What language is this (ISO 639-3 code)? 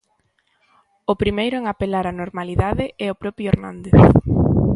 glg